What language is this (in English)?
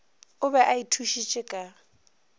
Northern Sotho